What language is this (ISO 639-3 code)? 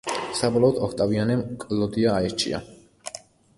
kat